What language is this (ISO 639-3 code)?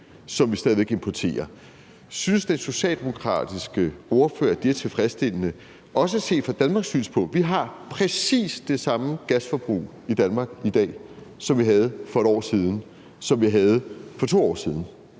dan